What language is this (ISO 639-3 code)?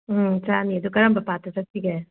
mni